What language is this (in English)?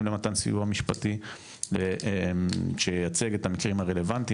Hebrew